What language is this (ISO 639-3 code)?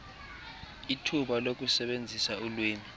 xho